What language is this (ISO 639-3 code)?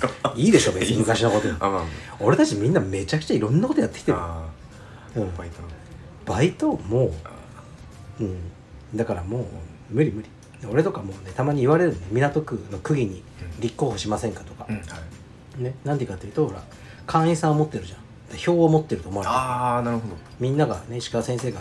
jpn